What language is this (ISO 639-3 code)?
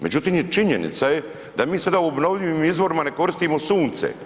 hrv